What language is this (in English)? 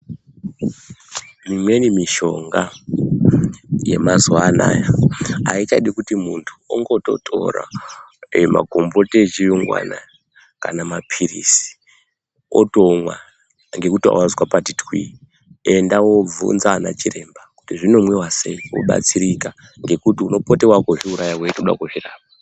Ndau